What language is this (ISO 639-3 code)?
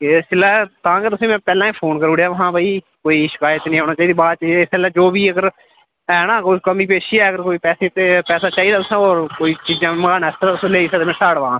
doi